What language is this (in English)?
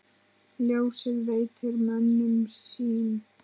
Icelandic